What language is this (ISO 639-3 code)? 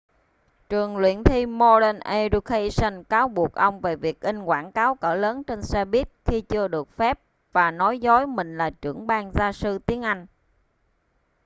vie